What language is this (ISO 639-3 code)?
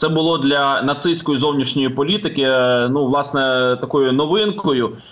ukr